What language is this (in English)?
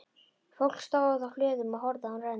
Icelandic